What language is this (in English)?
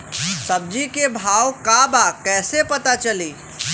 Bhojpuri